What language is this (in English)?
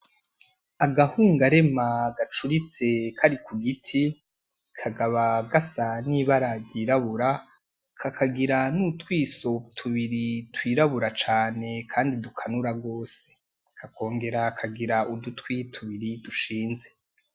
Rundi